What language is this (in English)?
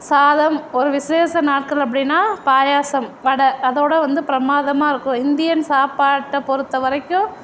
Tamil